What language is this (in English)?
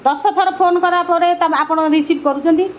Odia